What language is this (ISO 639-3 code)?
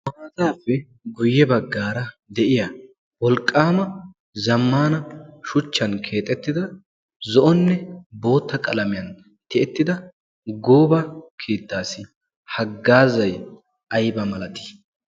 wal